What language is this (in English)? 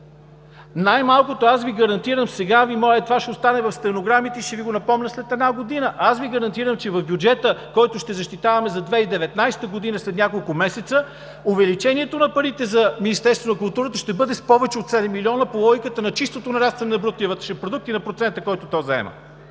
Bulgarian